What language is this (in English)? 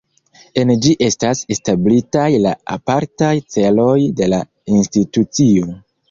Esperanto